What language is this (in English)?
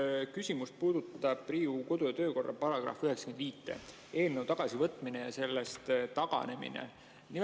Estonian